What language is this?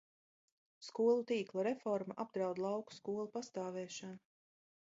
Latvian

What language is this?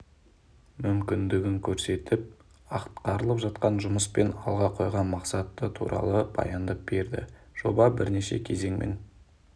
Kazakh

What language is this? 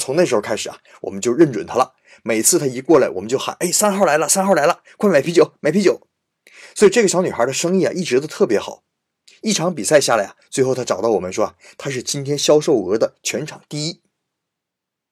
Chinese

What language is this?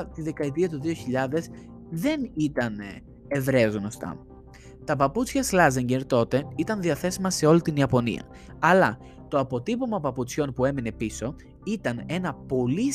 Greek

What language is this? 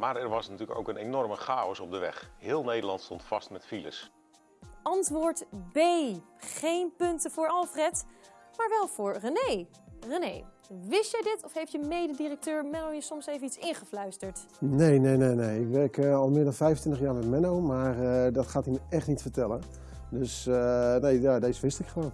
Dutch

